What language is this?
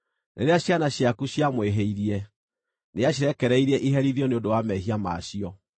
Kikuyu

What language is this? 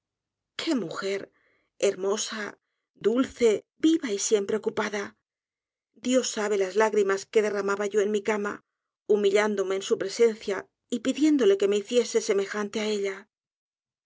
Spanish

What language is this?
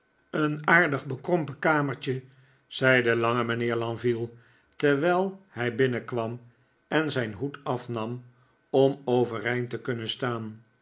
Dutch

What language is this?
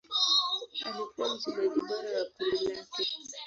Swahili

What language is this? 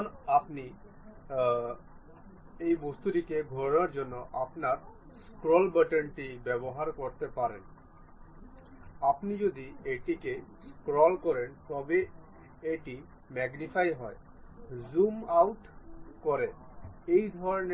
Bangla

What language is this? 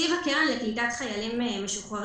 Hebrew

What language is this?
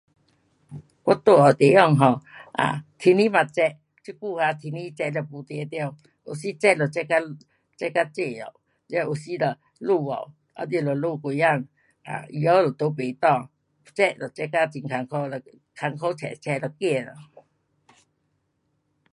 Pu-Xian Chinese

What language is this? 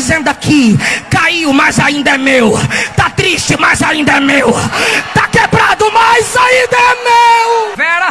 Portuguese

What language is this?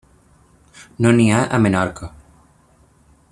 Catalan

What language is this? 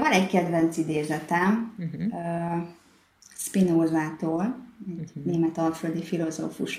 Hungarian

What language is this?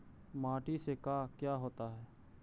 Magahi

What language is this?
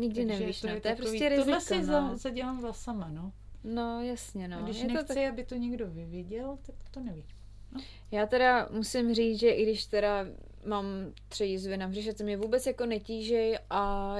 Czech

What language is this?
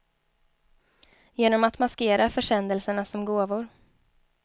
Swedish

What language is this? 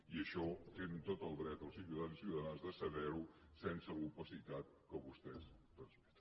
Catalan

